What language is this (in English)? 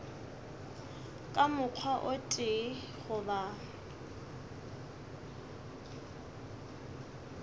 Northern Sotho